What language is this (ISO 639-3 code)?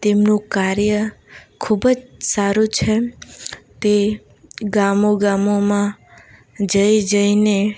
guj